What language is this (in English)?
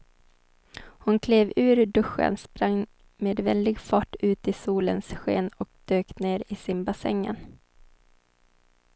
Swedish